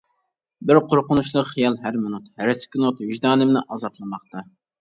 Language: Uyghur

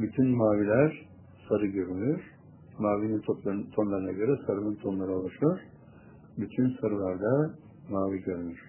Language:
Turkish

